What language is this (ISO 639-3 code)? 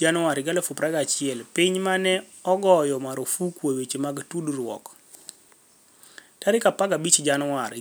luo